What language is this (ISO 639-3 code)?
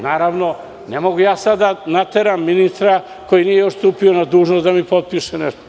srp